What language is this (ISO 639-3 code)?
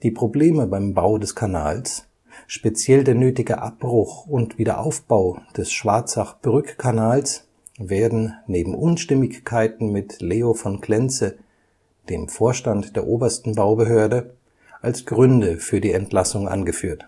deu